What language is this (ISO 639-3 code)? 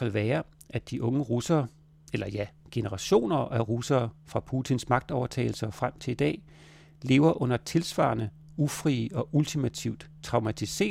dan